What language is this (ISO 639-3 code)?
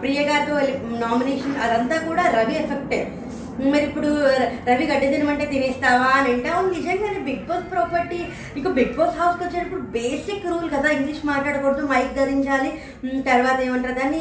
tel